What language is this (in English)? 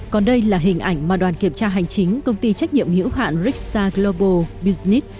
Vietnamese